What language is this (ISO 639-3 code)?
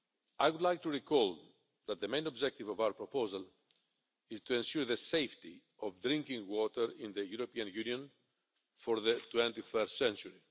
eng